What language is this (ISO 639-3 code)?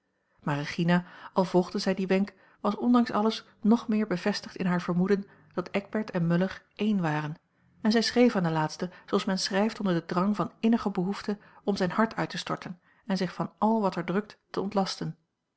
nld